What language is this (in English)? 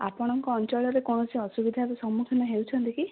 Odia